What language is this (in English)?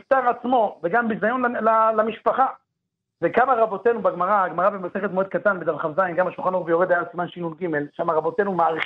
Hebrew